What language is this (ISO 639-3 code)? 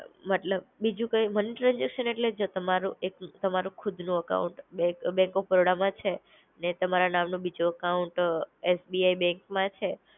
guj